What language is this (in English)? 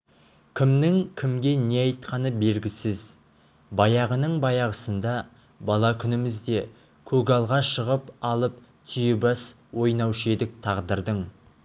Kazakh